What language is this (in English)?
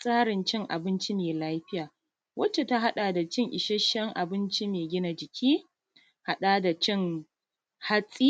Hausa